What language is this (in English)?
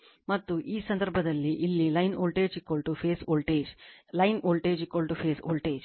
Kannada